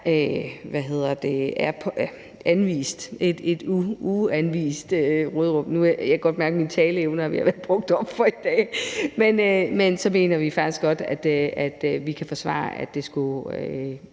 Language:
Danish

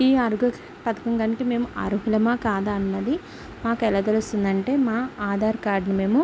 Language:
Telugu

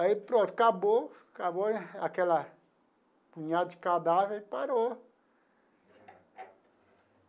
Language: Portuguese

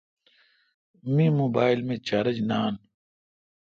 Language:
Kalkoti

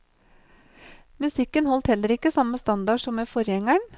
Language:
Norwegian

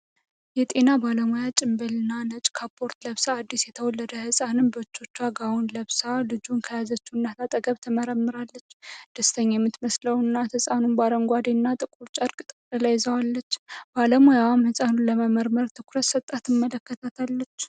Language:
Amharic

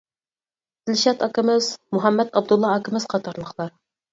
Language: Uyghur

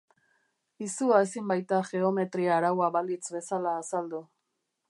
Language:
Basque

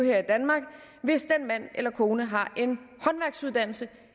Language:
Danish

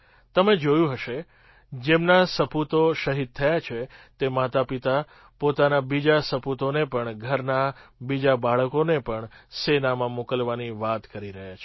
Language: Gujarati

